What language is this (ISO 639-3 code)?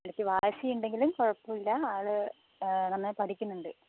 mal